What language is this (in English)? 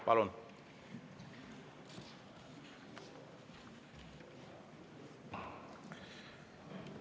Estonian